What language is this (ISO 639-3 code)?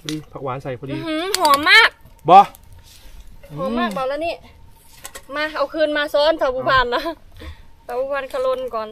tha